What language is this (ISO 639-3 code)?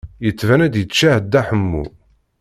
kab